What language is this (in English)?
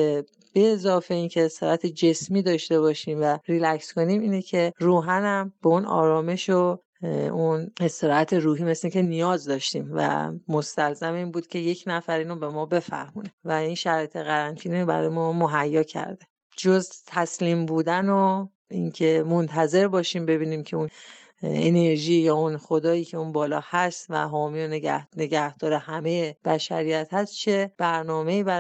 Persian